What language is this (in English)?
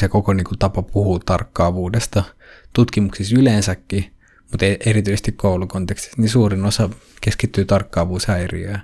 Finnish